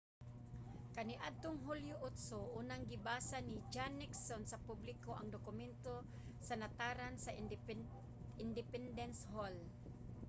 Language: Cebuano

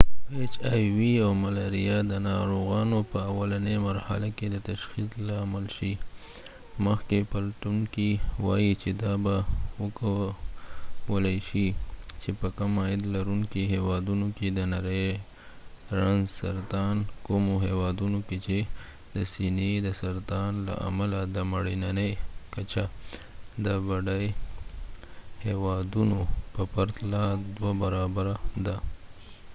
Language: Pashto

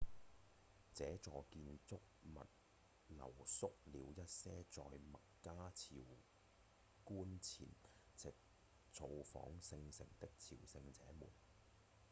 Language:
Cantonese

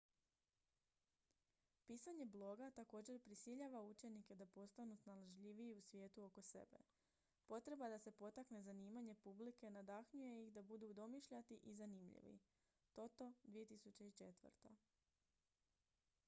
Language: Croatian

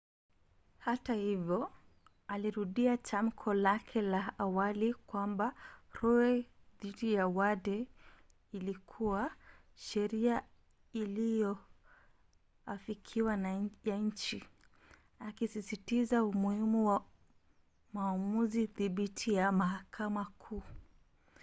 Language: Swahili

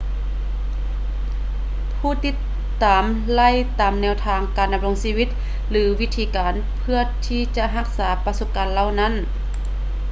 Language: Lao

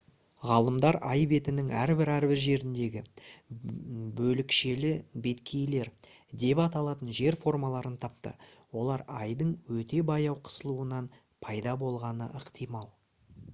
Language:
Kazakh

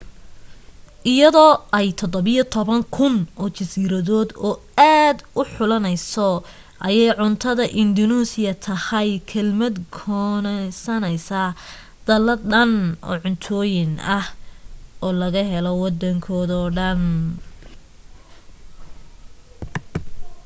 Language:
Somali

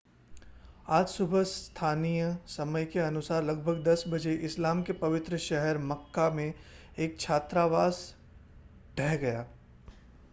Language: Hindi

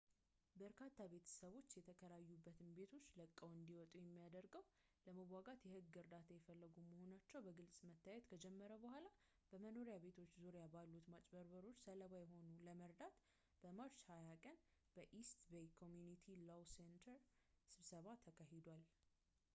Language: Amharic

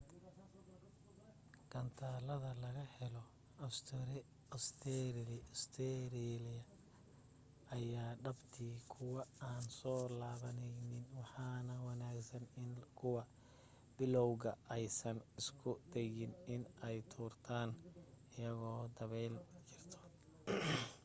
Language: Somali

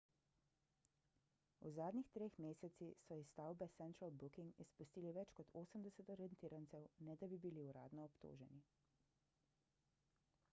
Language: Slovenian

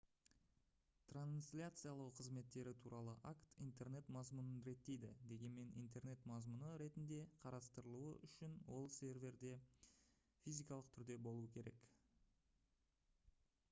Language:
Kazakh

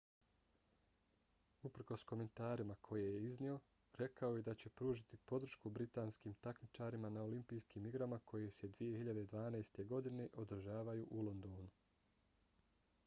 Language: Bosnian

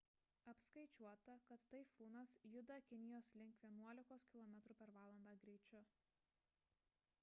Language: Lithuanian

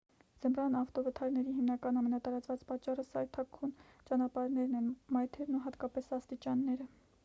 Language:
Armenian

